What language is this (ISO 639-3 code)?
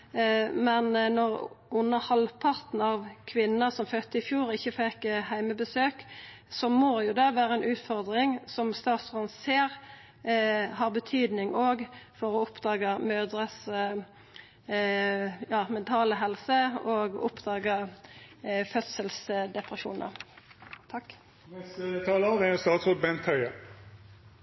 nor